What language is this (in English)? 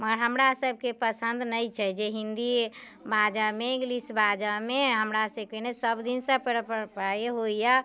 Maithili